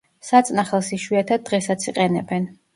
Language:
Georgian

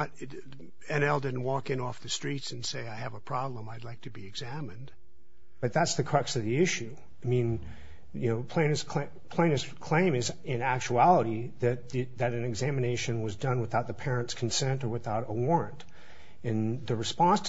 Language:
English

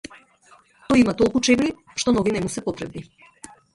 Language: Macedonian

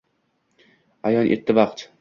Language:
Uzbek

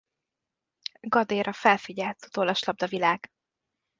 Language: Hungarian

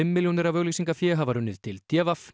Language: Icelandic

